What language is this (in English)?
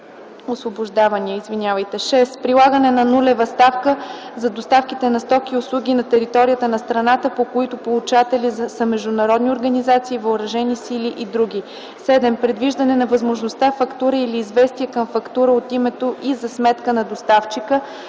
Bulgarian